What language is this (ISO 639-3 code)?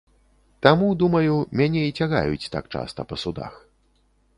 bel